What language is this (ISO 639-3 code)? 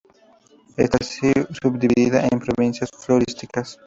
spa